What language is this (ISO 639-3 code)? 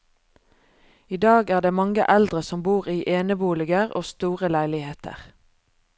nor